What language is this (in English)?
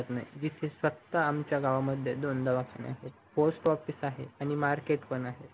Marathi